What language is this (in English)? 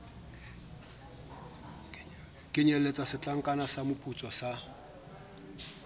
Southern Sotho